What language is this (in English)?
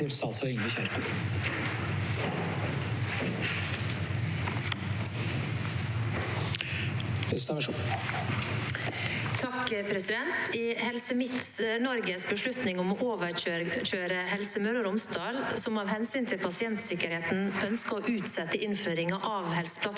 Norwegian